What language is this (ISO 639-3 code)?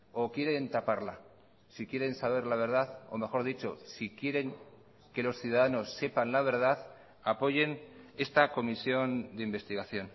spa